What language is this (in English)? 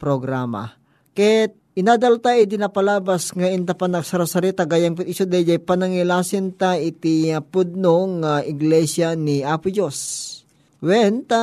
Filipino